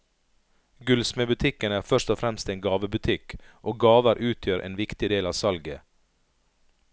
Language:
Norwegian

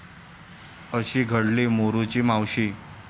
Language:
Marathi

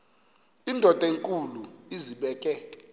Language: Xhosa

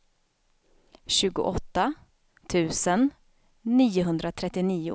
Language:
Swedish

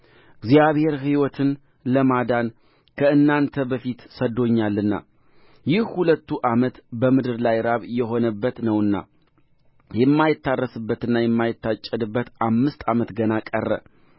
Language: Amharic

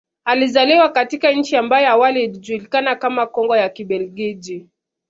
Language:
Swahili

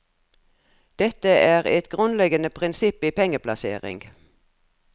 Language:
Norwegian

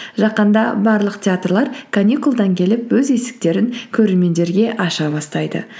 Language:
Kazakh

